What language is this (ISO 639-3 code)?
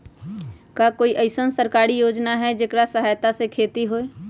mag